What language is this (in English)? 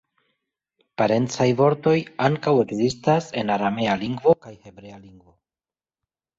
Esperanto